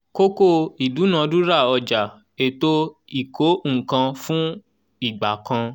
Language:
Yoruba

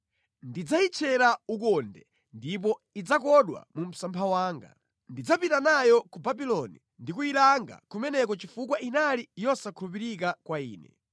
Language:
Nyanja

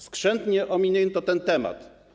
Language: Polish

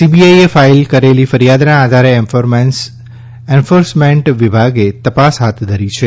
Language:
Gujarati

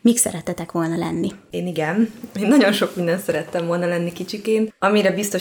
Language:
Hungarian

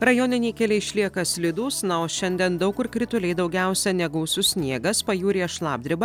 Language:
Lithuanian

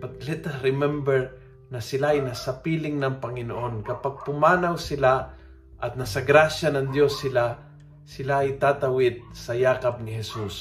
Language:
Filipino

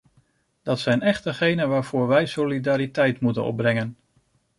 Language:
Dutch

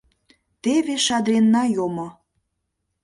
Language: Mari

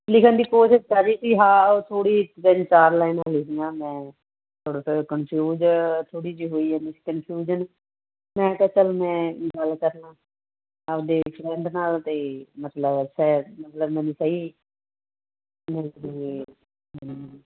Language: Punjabi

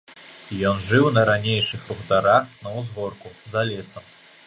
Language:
Belarusian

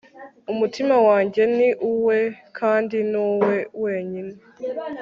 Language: Kinyarwanda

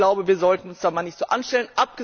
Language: German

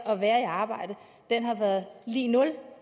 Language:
Danish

